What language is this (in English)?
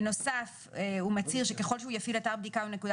Hebrew